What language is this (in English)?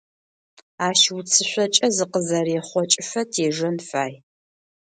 Adyghe